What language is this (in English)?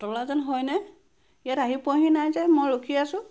Assamese